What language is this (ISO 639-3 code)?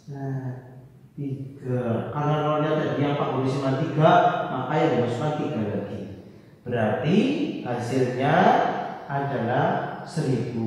ind